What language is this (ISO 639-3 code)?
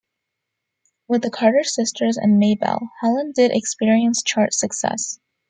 eng